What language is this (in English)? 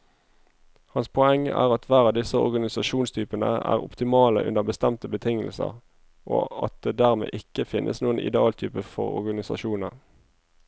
Norwegian